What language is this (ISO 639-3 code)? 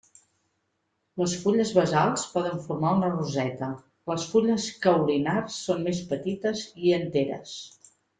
cat